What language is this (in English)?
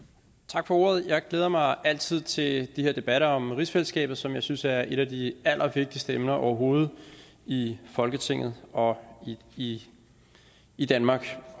Danish